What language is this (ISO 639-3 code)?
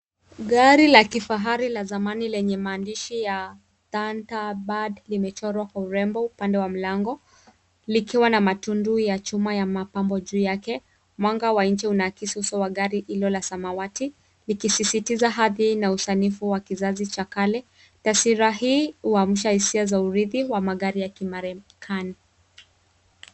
swa